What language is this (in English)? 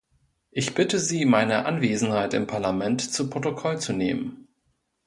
German